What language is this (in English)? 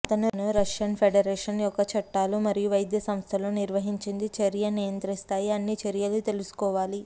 Telugu